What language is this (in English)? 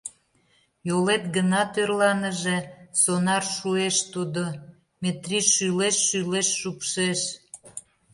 Mari